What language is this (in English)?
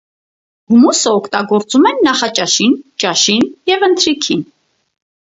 Armenian